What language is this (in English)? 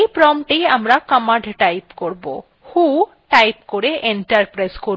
Bangla